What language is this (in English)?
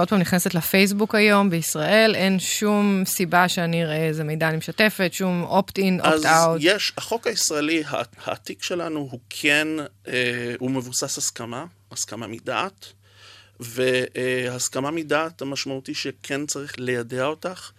Hebrew